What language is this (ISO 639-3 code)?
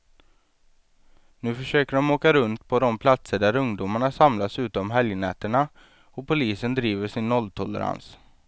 swe